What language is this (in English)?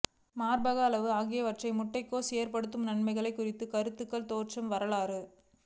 Tamil